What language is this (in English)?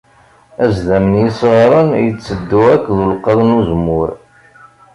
Kabyle